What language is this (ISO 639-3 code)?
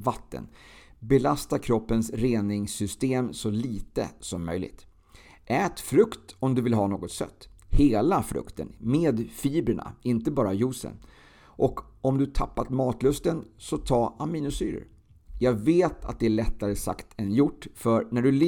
swe